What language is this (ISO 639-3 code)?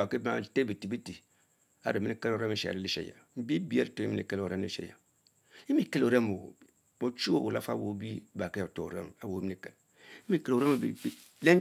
mfo